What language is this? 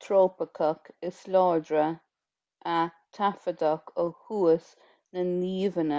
Irish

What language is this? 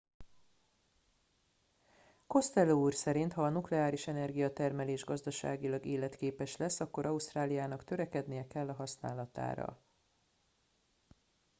Hungarian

